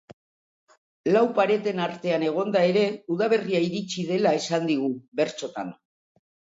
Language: Basque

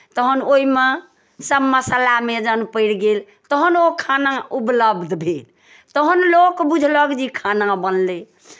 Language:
Maithili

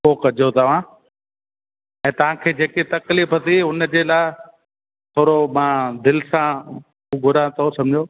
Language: Sindhi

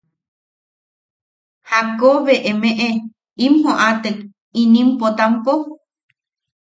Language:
Yaqui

